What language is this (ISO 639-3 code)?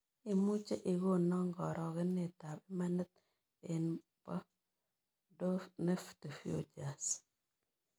kln